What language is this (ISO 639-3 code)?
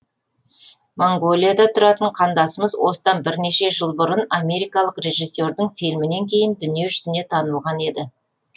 kaz